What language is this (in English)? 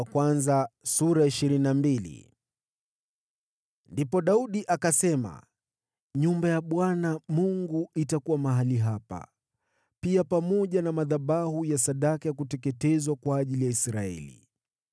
Swahili